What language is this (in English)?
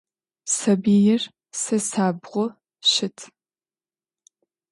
Adyghe